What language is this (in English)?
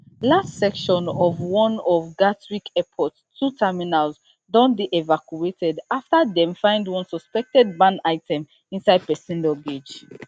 Nigerian Pidgin